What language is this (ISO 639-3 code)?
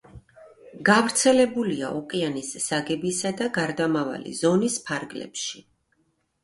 kat